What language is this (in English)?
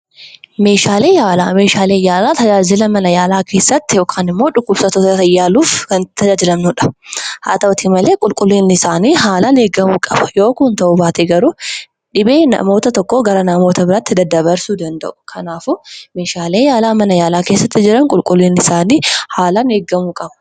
Oromo